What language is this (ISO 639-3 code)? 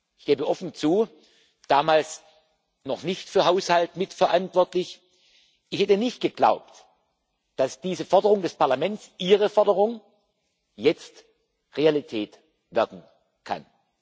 deu